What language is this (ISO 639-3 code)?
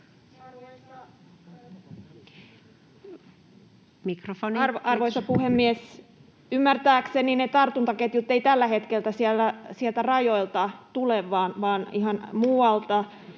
fin